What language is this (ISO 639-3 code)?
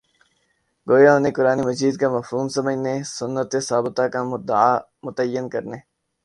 urd